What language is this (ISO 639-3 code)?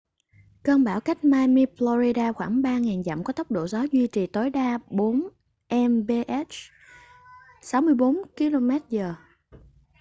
vie